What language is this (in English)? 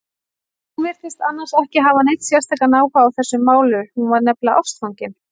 Icelandic